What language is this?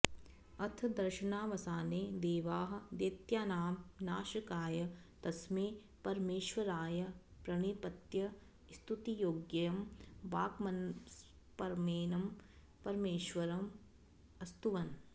Sanskrit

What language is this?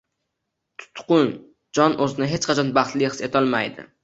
Uzbek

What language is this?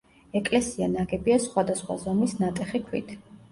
Georgian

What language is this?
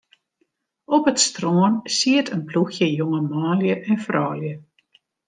Western Frisian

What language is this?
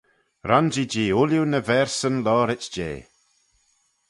Manx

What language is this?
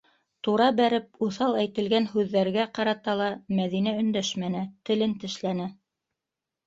Bashkir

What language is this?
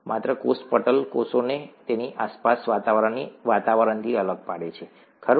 Gujarati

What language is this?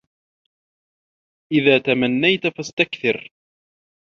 Arabic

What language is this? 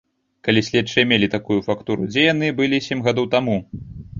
Belarusian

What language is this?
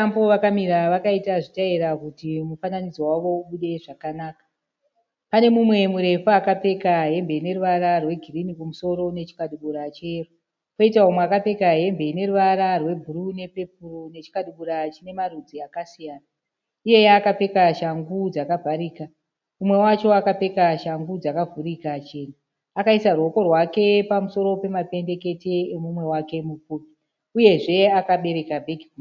Shona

